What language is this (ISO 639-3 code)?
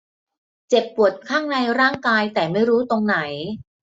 tha